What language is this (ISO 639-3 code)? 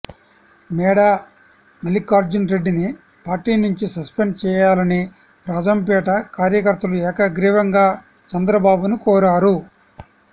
tel